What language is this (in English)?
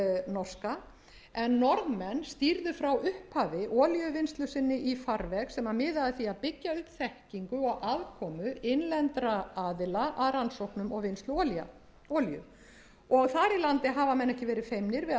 Icelandic